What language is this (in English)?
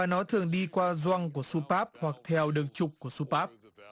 Vietnamese